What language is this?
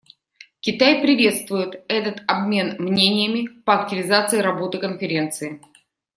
Russian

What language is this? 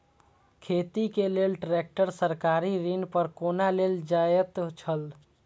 Maithili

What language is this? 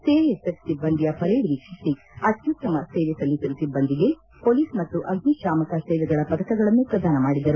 Kannada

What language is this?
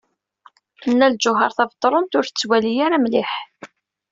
Kabyle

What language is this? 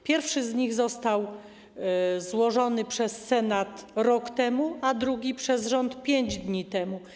Polish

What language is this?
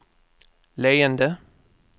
Swedish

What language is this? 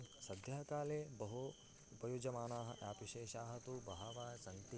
Sanskrit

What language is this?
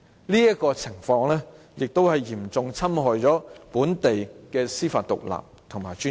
Cantonese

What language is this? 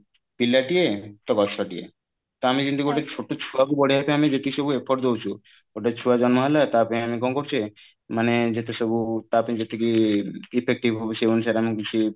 Odia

